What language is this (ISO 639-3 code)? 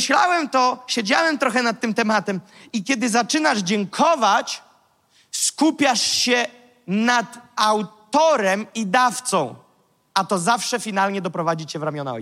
pol